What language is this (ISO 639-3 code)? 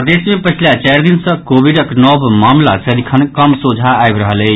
mai